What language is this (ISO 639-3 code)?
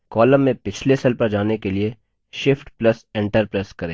hin